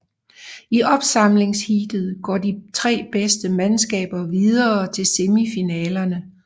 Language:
Danish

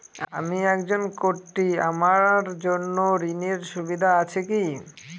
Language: Bangla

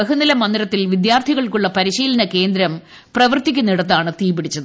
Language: Malayalam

